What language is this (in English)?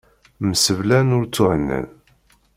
Kabyle